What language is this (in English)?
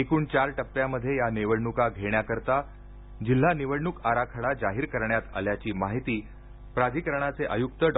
Marathi